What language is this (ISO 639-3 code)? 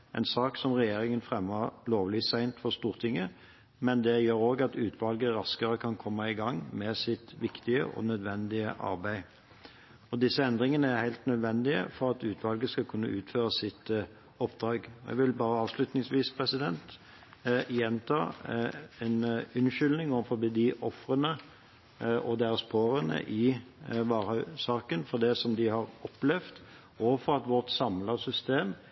nob